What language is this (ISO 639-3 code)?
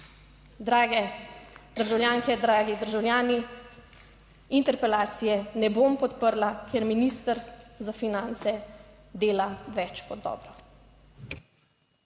slv